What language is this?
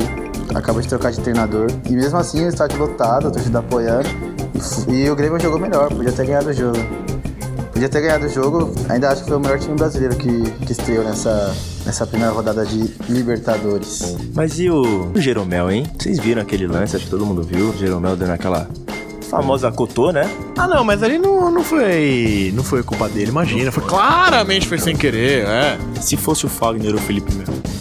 Portuguese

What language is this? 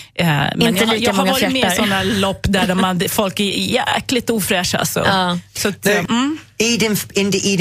Swedish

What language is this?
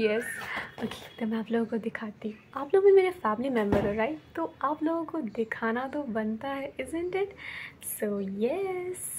Hindi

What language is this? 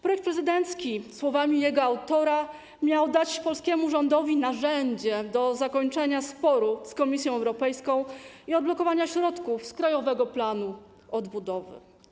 Polish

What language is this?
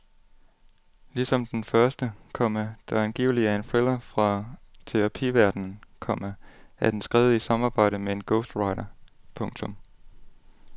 Danish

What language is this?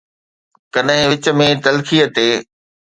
Sindhi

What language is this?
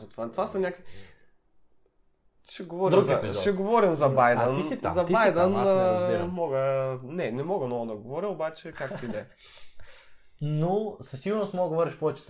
Bulgarian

